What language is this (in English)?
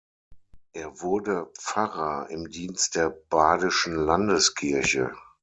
German